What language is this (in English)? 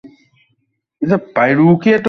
Bangla